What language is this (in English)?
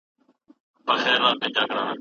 Pashto